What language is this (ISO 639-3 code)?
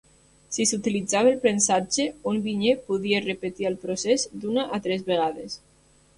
cat